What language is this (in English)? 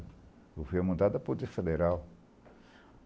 Portuguese